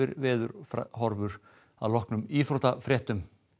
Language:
Icelandic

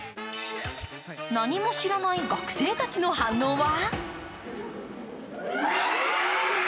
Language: Japanese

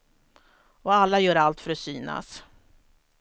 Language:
Swedish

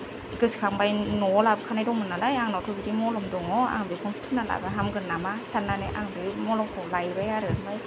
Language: Bodo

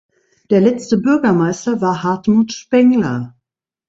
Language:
German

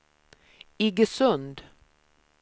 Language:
Swedish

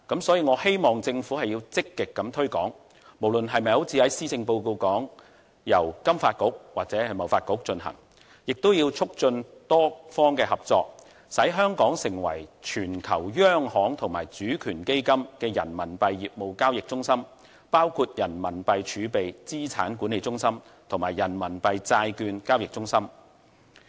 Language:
Cantonese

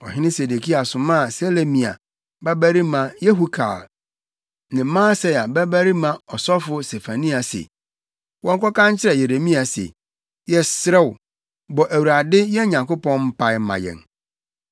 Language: Akan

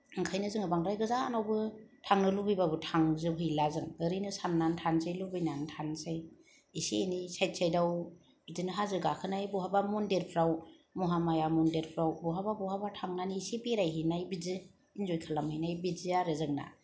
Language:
Bodo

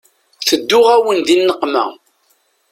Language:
Kabyle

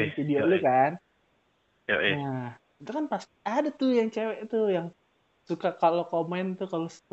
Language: Indonesian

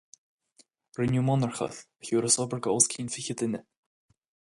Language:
Irish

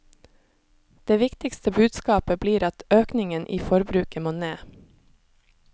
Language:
Norwegian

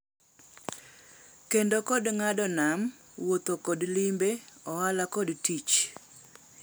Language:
Luo (Kenya and Tanzania)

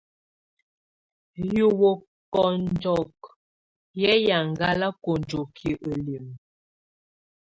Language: Tunen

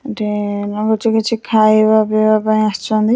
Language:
Odia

